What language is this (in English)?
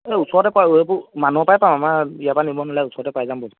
Assamese